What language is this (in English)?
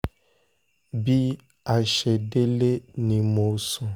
Yoruba